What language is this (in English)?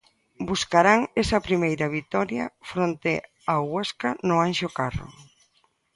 Galician